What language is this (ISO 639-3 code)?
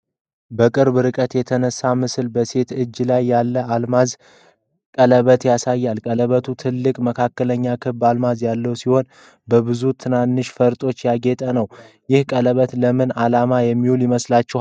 amh